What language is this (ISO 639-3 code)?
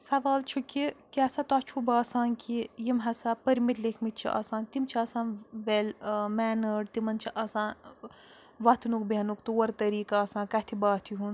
kas